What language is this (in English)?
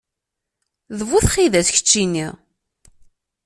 Kabyle